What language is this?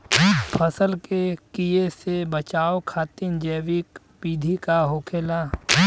Bhojpuri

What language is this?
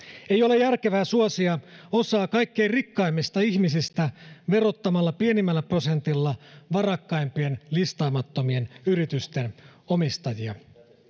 Finnish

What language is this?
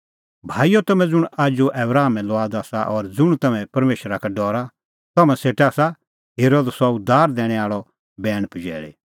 Kullu Pahari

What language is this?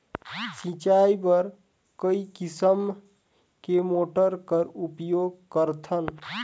Chhattisgarhi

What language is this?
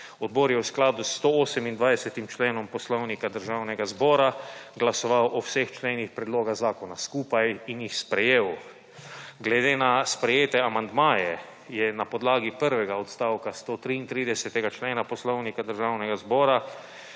Slovenian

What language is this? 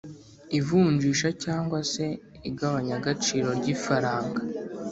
Kinyarwanda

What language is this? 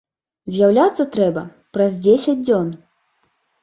Belarusian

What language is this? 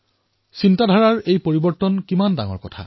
Assamese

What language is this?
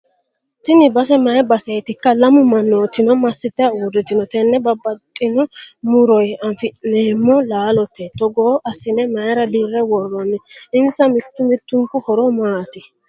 Sidamo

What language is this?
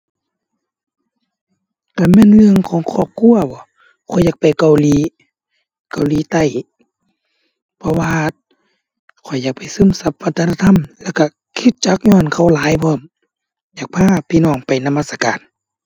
Thai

